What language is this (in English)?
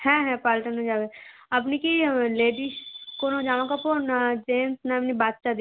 Bangla